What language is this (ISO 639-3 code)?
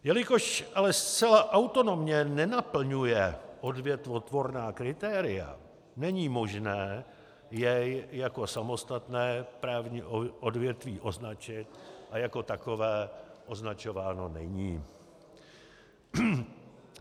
ces